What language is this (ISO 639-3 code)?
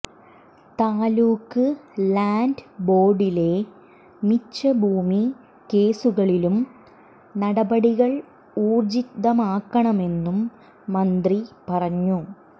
mal